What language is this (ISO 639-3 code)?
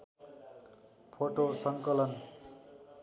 nep